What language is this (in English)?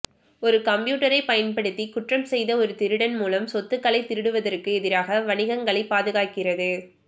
Tamil